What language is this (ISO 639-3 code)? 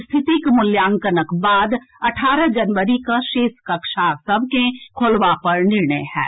mai